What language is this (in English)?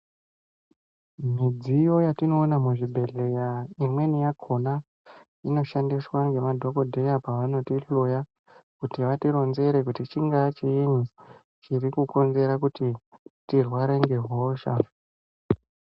Ndau